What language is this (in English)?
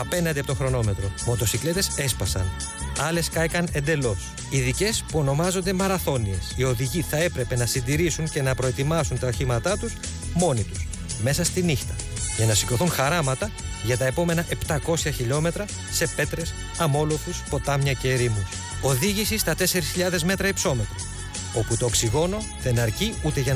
Greek